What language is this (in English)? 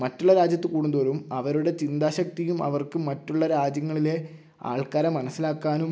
Malayalam